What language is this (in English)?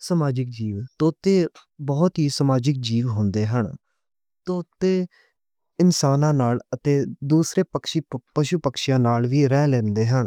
Western Panjabi